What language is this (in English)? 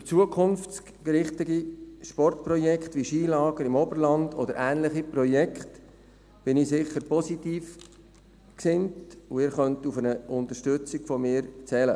Swiss German